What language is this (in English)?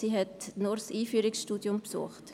Swiss German